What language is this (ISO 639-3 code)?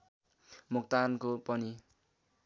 nep